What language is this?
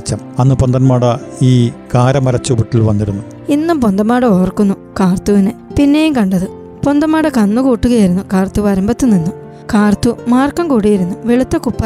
Malayalam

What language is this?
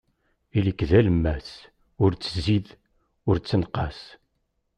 Kabyle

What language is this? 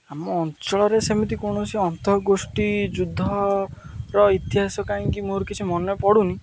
Odia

